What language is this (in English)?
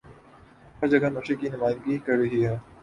Urdu